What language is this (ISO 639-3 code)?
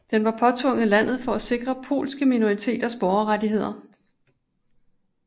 dan